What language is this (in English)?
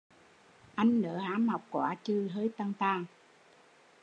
Vietnamese